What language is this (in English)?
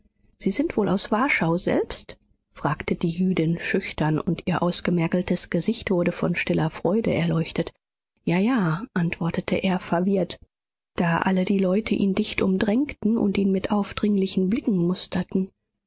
German